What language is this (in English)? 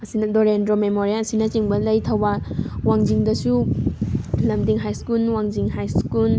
Manipuri